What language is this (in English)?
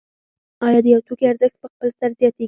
Pashto